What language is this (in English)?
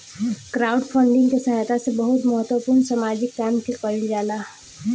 Bhojpuri